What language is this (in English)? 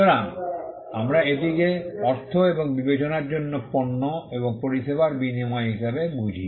Bangla